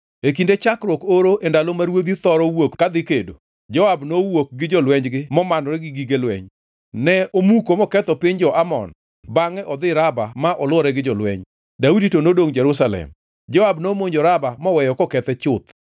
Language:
Luo (Kenya and Tanzania)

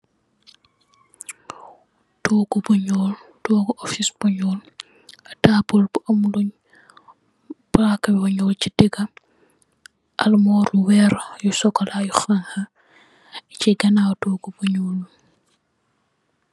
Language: Wolof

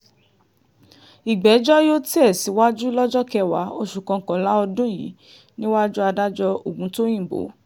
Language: Yoruba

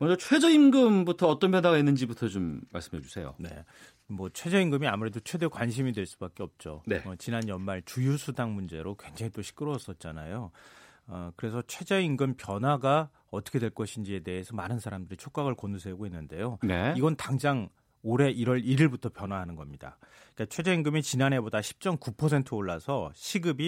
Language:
Korean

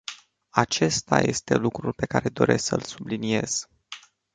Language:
Romanian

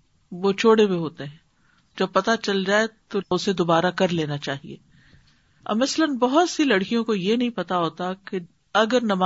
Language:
Urdu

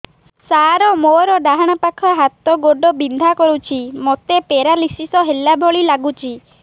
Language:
Odia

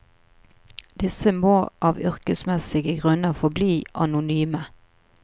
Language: Norwegian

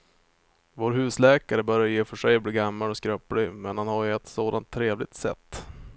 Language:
Swedish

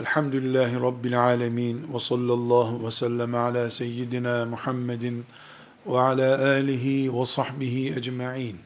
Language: Turkish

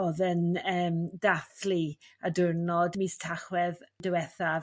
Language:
Welsh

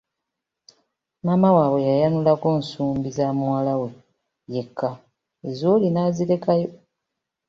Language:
Ganda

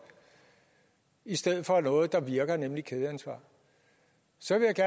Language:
Danish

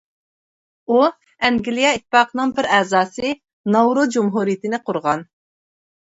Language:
Uyghur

